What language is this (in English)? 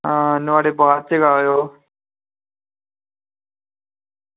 Dogri